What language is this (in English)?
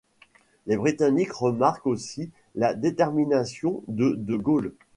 French